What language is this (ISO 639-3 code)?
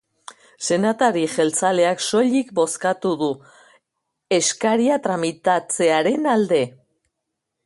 eus